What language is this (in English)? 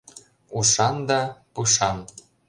Mari